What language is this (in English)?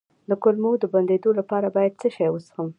Pashto